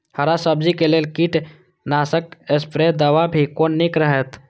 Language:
Maithili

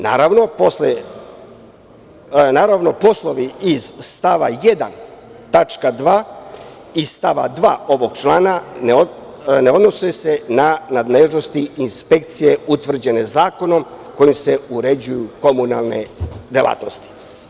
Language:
Serbian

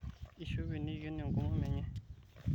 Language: Masai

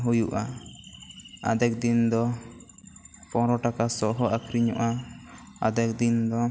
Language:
Santali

